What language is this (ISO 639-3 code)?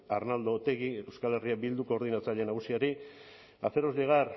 eus